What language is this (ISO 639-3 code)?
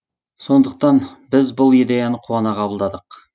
kaz